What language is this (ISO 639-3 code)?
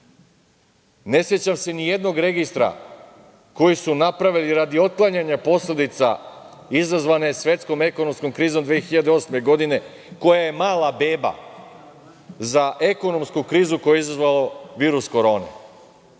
srp